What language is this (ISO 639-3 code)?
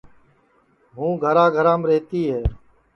ssi